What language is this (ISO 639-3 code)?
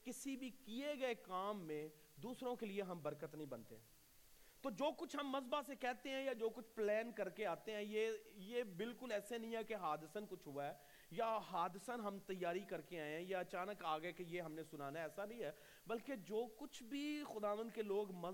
urd